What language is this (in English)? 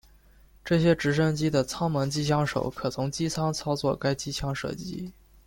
Chinese